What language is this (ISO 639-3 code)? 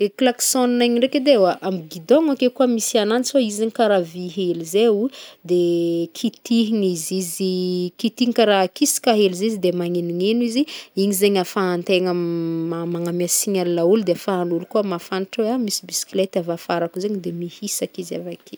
bmm